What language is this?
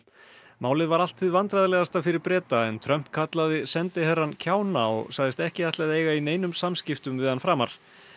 Icelandic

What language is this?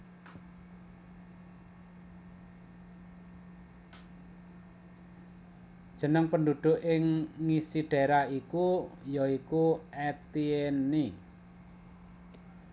Javanese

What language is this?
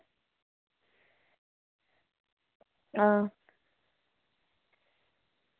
Dogri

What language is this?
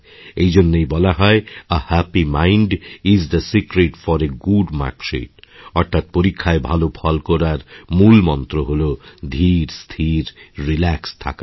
Bangla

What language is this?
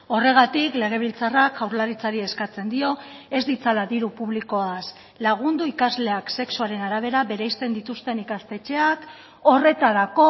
Basque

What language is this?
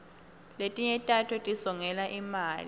Swati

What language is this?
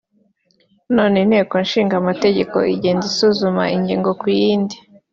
Kinyarwanda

